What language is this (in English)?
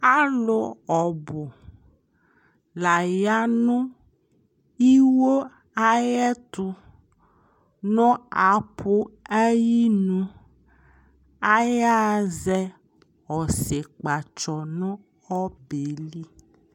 Ikposo